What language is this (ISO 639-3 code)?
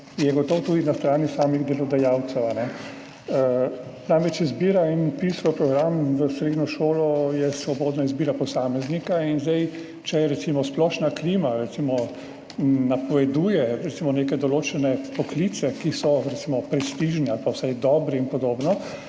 slv